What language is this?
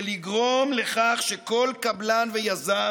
Hebrew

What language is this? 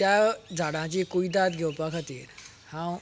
Konkani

